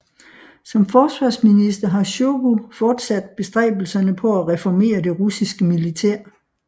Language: Danish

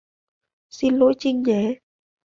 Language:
Vietnamese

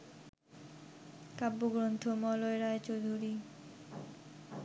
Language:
Bangla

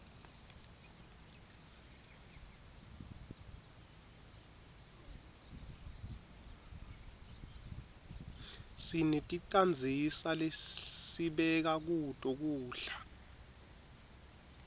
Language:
Swati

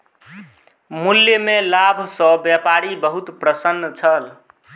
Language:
Maithili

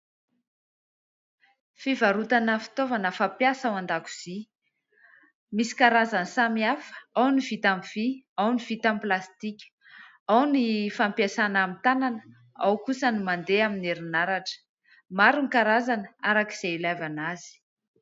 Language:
Malagasy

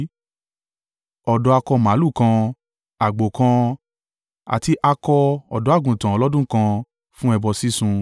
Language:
Yoruba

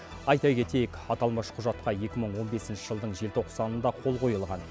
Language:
Kazakh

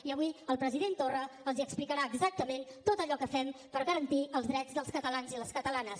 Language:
Catalan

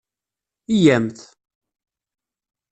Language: Kabyle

